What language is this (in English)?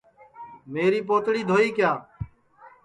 Sansi